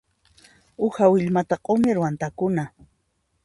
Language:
Puno Quechua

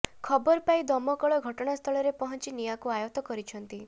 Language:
Odia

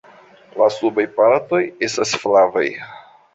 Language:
Esperanto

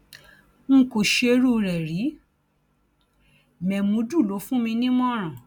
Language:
Yoruba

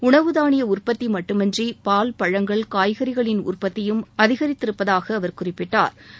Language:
Tamil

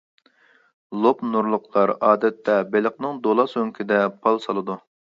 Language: Uyghur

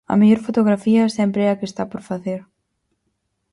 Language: Galician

